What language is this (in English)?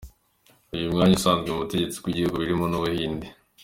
Kinyarwanda